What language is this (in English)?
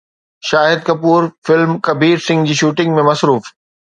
Sindhi